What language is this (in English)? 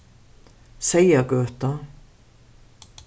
Faroese